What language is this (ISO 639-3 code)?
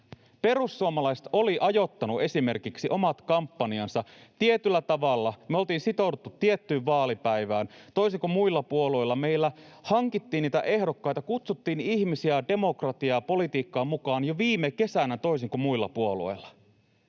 fin